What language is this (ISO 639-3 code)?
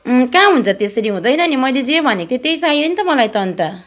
nep